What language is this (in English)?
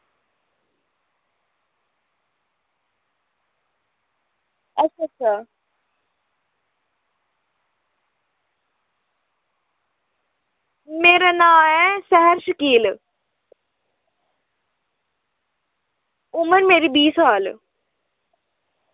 Dogri